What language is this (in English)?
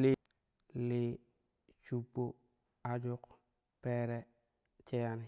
Kushi